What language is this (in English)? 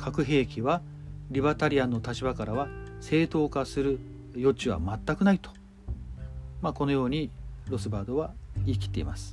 Japanese